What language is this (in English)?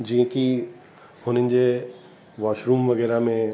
Sindhi